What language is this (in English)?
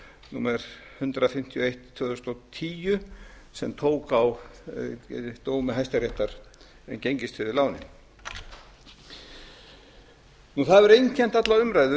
Icelandic